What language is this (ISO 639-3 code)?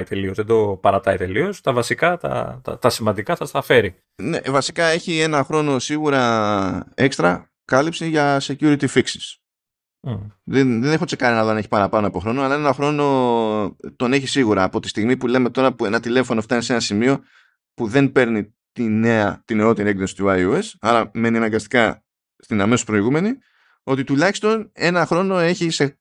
ell